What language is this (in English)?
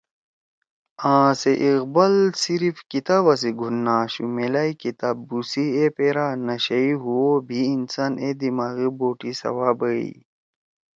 Torwali